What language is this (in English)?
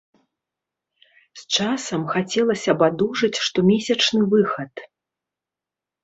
Belarusian